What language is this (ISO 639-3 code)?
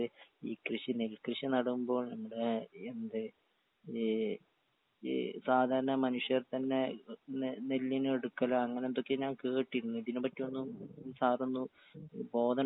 mal